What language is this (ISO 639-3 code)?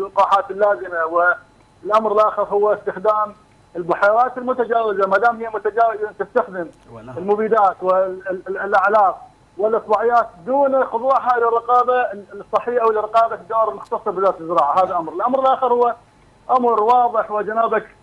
ara